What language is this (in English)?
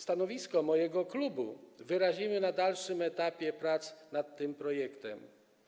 Polish